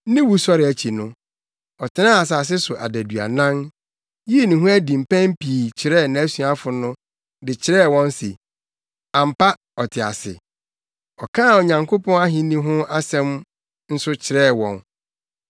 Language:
Akan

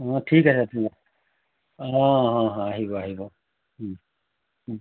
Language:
Assamese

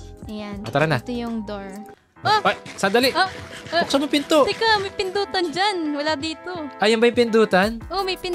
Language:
Filipino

